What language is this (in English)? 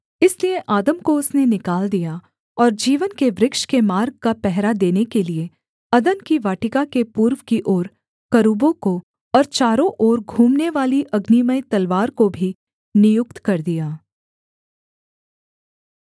Hindi